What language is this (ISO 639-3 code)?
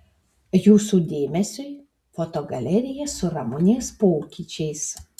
lit